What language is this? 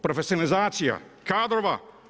Croatian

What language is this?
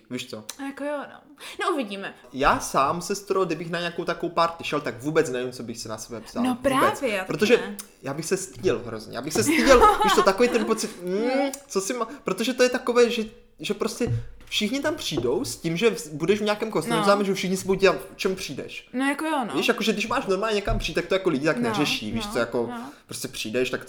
Czech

